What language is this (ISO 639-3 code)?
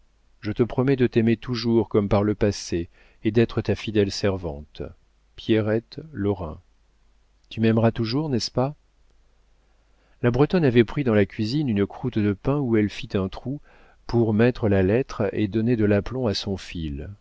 fra